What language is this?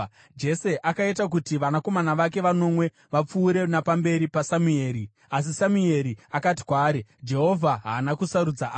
Shona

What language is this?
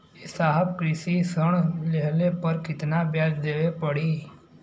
Bhojpuri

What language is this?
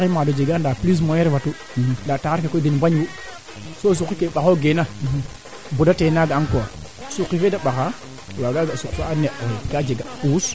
Serer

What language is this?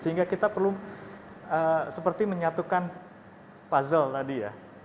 Indonesian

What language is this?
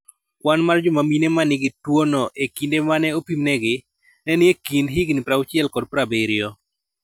Luo (Kenya and Tanzania)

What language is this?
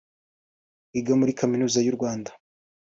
Kinyarwanda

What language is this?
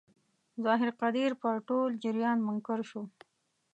Pashto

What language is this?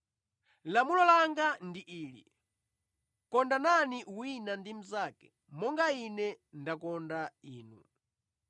Nyanja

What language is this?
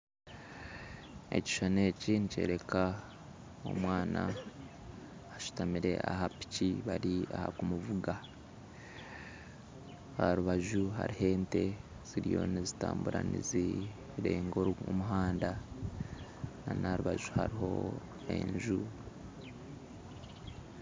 Nyankole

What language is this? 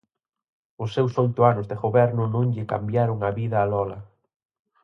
Galician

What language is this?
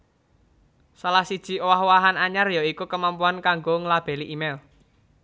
Javanese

